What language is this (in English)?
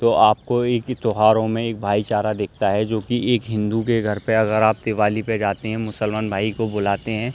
Urdu